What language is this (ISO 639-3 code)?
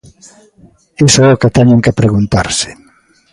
glg